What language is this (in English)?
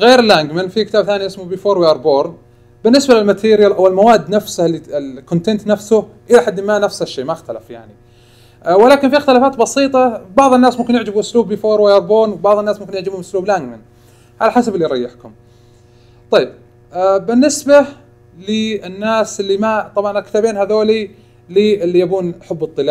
Arabic